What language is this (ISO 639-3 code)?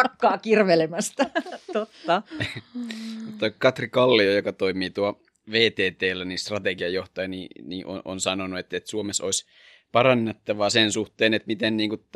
fin